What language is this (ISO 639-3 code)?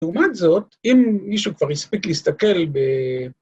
heb